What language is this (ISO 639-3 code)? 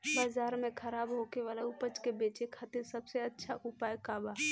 bho